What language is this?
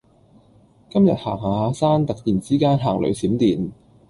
Cantonese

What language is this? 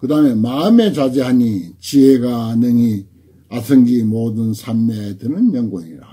Korean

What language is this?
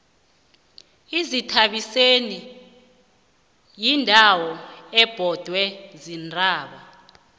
South Ndebele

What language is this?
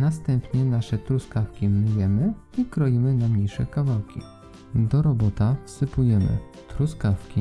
Polish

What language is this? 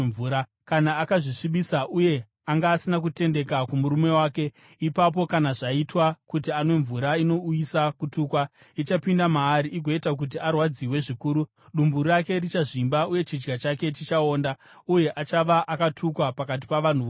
Shona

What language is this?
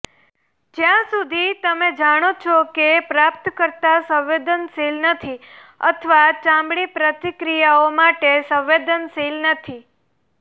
Gujarati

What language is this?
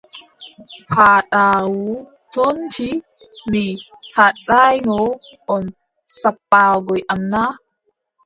Adamawa Fulfulde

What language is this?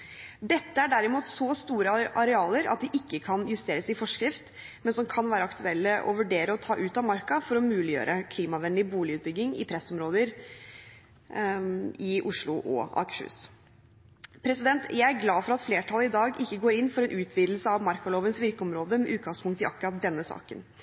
Norwegian Bokmål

